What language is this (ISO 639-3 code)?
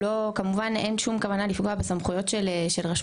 heb